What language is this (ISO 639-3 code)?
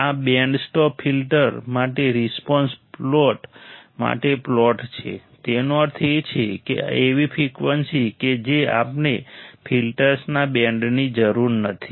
guj